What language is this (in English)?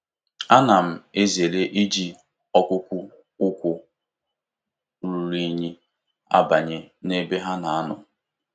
Igbo